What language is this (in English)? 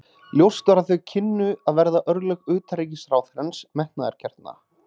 Icelandic